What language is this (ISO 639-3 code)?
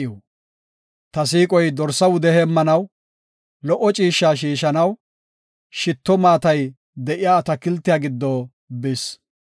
gof